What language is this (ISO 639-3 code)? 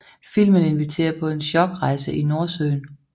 dan